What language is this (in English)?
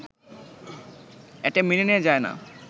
Bangla